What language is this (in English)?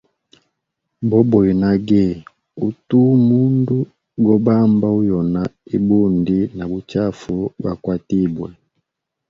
Hemba